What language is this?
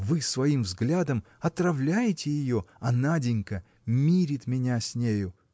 Russian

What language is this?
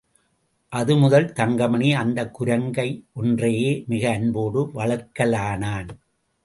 Tamil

